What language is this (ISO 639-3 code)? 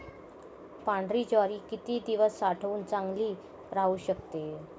mar